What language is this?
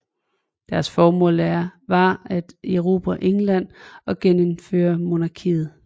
Danish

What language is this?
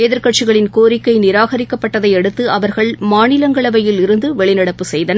Tamil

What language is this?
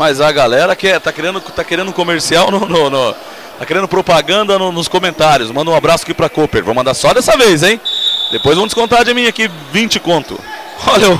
Portuguese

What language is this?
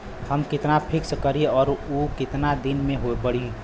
Bhojpuri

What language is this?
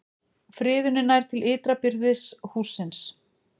Icelandic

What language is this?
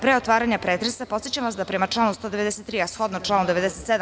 Serbian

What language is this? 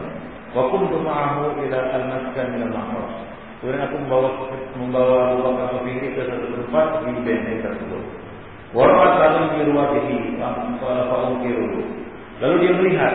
Malay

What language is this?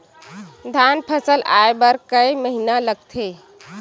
Chhattisgarhi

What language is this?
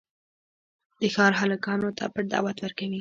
Pashto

